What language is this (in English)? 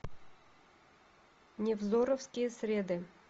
Russian